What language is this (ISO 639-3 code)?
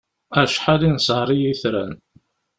kab